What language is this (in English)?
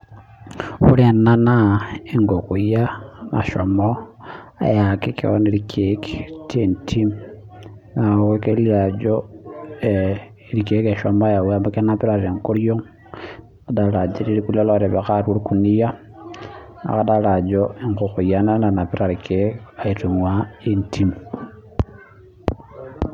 Masai